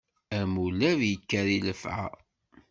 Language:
Kabyle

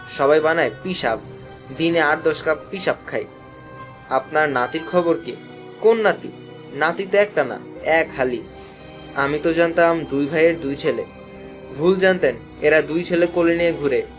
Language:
Bangla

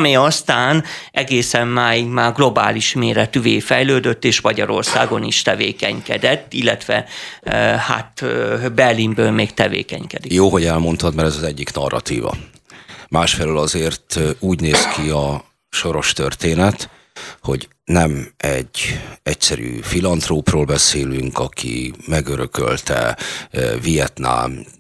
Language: Hungarian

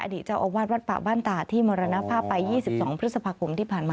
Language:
Thai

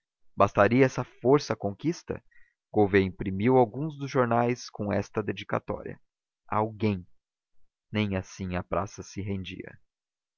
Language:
Portuguese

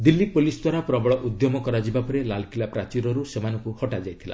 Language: Odia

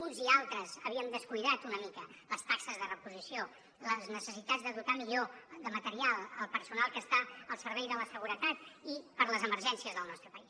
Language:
Catalan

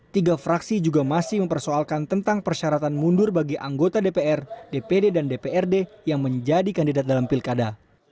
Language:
Indonesian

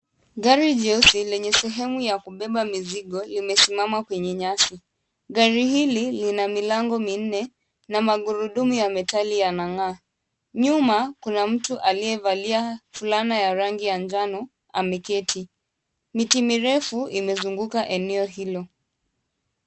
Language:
Swahili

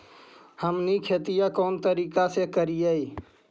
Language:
Magahi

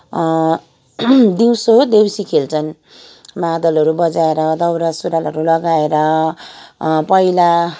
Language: Nepali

